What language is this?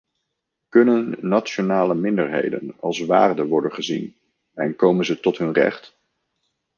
Dutch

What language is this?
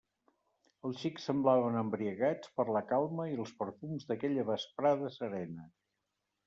Catalan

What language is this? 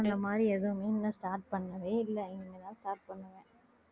Tamil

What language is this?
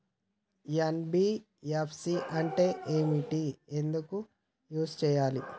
Telugu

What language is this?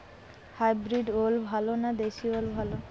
Bangla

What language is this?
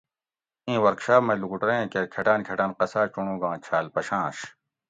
Gawri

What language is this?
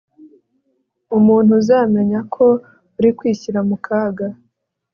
Kinyarwanda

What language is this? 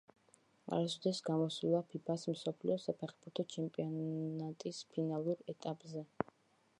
Georgian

